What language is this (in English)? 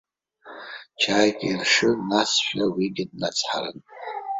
Abkhazian